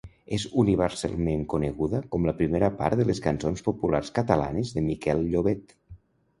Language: Catalan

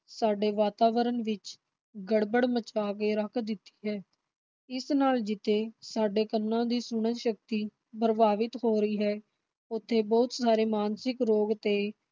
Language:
Punjabi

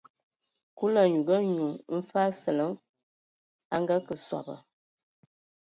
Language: Ewondo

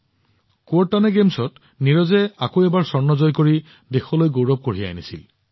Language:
Assamese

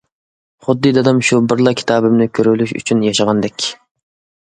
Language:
Uyghur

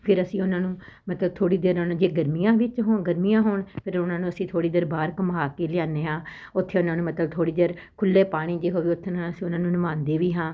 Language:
Punjabi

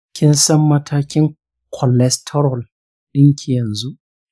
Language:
Hausa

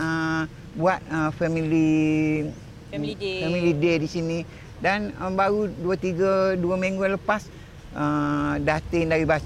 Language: Malay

